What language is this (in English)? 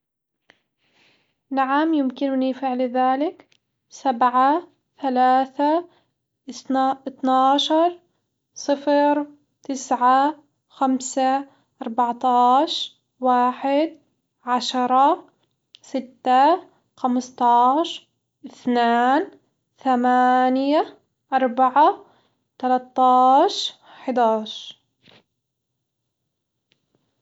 Hijazi Arabic